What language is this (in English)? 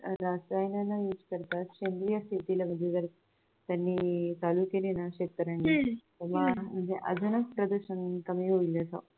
Marathi